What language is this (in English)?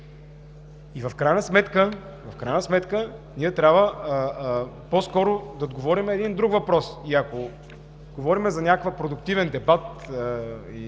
Bulgarian